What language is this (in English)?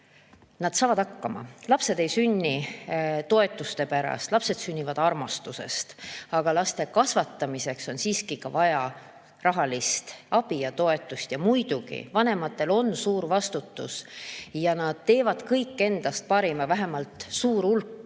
Estonian